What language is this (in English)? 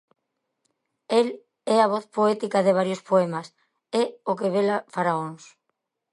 Galician